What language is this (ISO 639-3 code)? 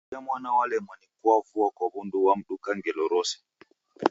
dav